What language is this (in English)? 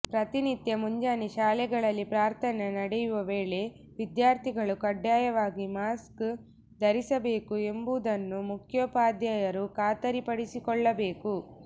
Kannada